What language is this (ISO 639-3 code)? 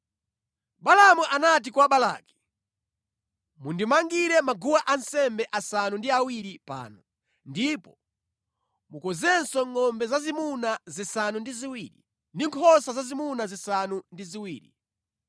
nya